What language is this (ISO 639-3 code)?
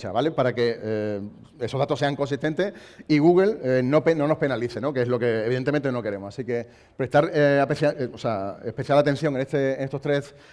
spa